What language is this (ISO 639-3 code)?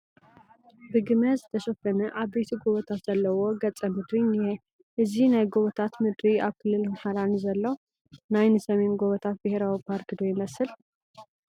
tir